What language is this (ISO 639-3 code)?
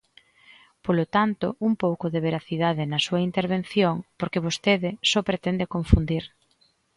glg